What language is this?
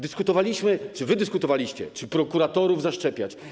Polish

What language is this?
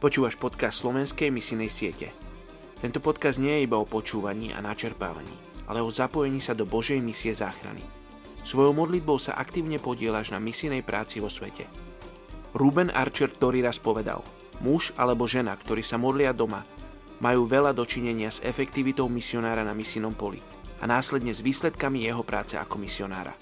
Slovak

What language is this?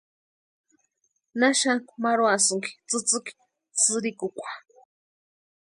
Western Highland Purepecha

